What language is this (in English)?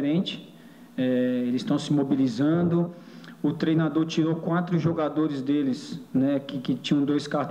Portuguese